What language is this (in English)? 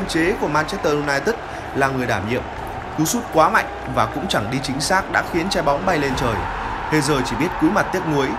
Vietnamese